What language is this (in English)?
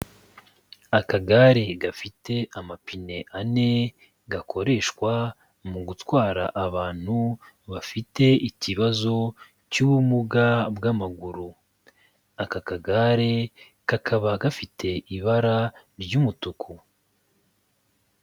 Kinyarwanda